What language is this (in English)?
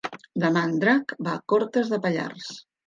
Catalan